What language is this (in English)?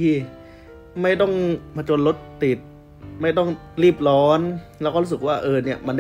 Thai